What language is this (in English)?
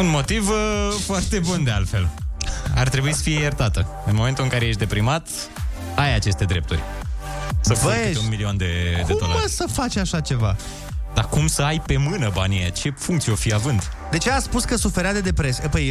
Romanian